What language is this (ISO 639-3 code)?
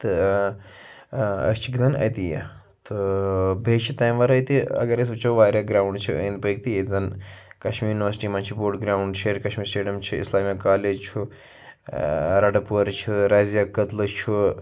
kas